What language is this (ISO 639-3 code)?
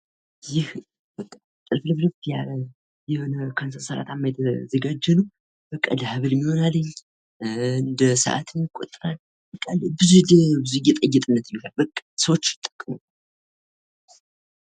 amh